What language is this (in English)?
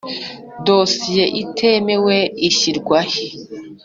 Kinyarwanda